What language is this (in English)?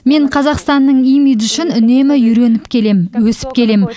Kazakh